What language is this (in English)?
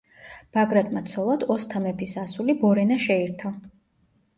Georgian